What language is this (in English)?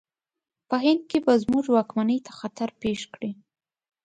Pashto